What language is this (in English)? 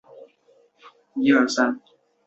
Chinese